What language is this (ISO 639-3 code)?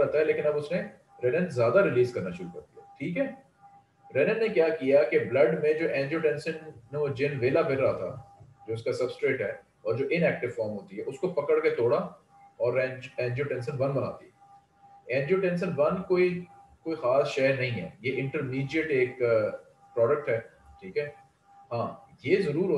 hin